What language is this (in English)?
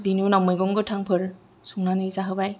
Bodo